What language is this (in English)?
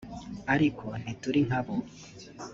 Kinyarwanda